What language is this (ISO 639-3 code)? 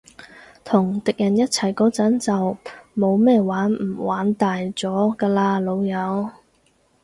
yue